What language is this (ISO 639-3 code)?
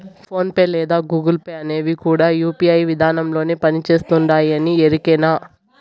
tel